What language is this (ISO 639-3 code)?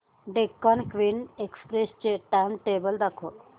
mar